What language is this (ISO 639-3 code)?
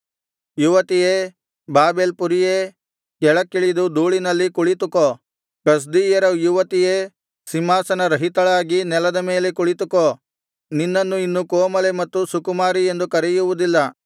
kan